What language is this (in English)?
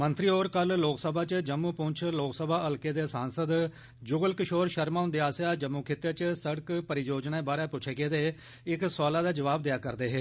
Dogri